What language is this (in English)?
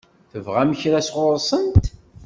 Kabyle